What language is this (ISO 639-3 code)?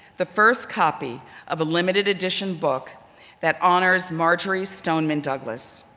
eng